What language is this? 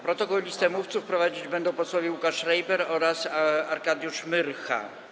Polish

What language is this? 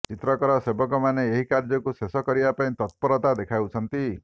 Odia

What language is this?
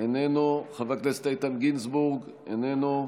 Hebrew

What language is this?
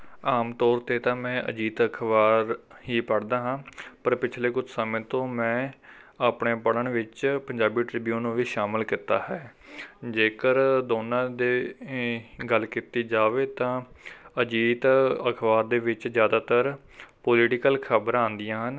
Punjabi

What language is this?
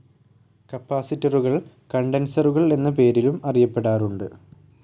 Malayalam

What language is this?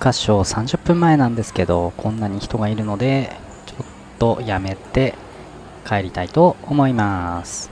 Japanese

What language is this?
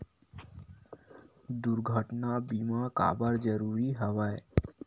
Chhattisgarhi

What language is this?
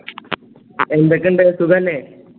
Malayalam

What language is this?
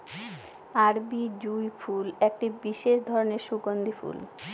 Bangla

